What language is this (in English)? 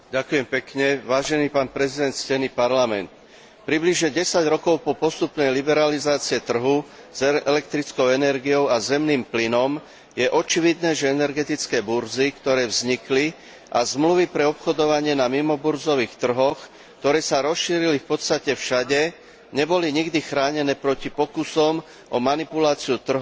Slovak